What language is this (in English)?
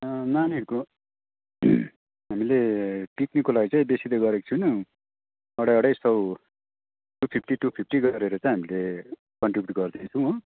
Nepali